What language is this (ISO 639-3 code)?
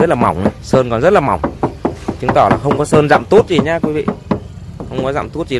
vie